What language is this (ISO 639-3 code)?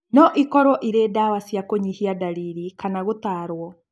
kik